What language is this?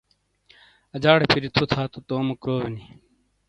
Shina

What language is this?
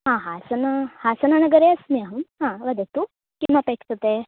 Sanskrit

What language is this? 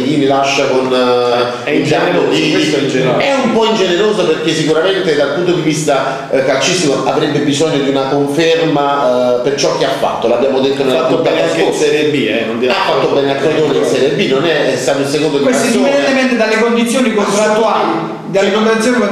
Italian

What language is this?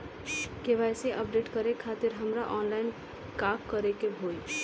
Bhojpuri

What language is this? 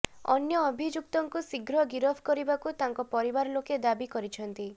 Odia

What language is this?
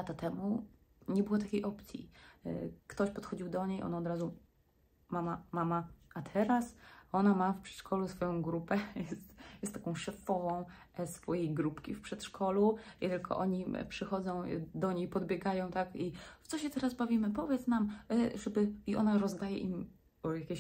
Polish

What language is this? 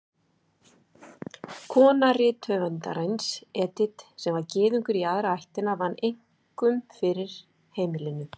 Icelandic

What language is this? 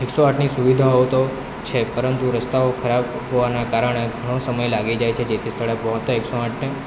Gujarati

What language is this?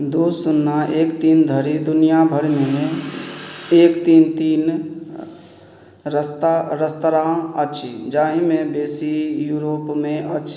Maithili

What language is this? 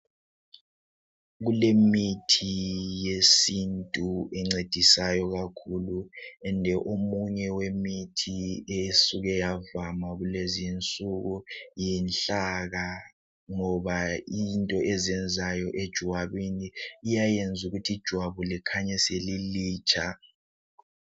North Ndebele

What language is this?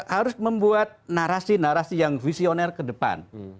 Indonesian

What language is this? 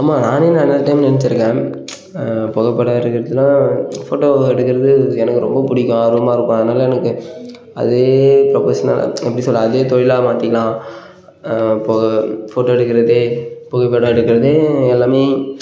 Tamil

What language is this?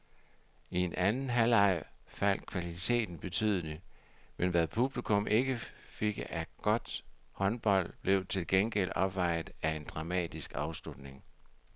Danish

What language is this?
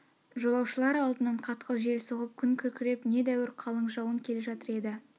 Kazakh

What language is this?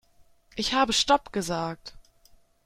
German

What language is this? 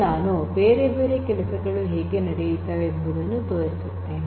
Kannada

